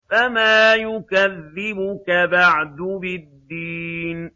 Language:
Arabic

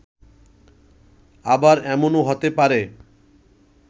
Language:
Bangla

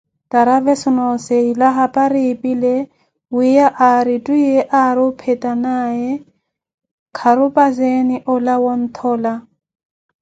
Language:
Koti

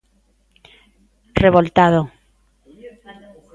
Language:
Galician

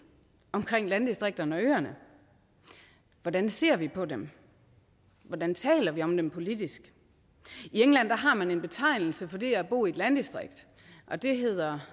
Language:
Danish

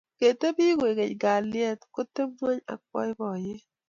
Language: Kalenjin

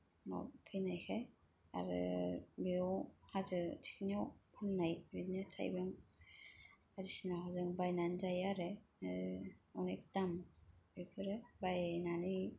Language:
Bodo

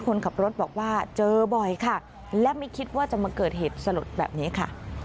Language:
Thai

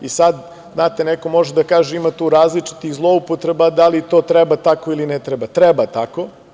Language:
Serbian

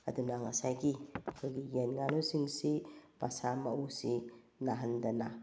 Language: Manipuri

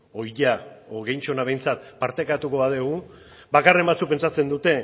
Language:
Basque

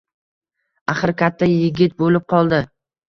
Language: Uzbek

